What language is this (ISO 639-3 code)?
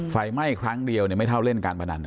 tha